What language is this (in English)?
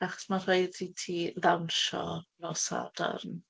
Welsh